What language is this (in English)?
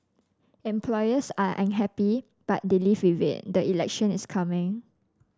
English